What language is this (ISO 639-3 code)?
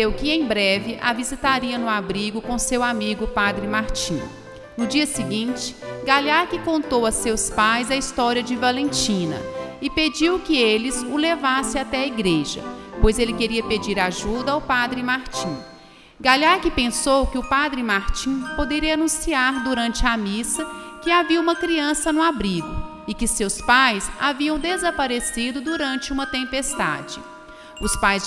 por